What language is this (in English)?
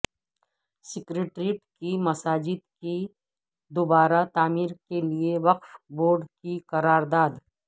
Urdu